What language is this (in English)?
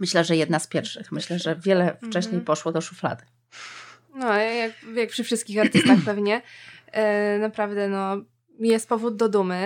Polish